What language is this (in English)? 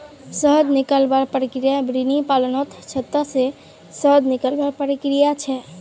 Magahi